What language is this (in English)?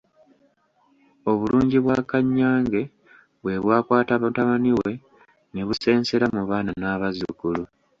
Ganda